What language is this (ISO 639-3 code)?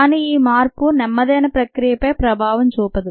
tel